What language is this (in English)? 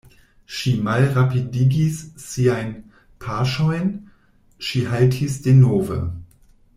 Esperanto